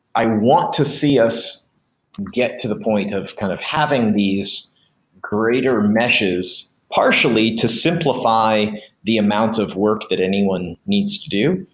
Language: English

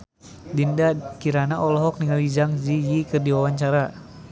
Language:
Sundanese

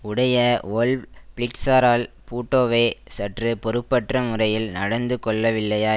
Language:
Tamil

